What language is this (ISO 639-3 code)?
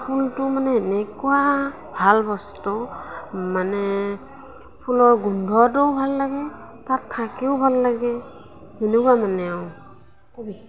asm